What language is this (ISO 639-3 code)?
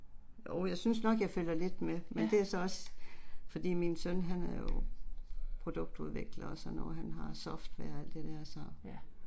dan